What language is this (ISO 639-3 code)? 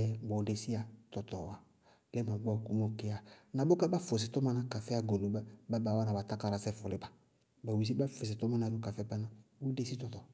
bqg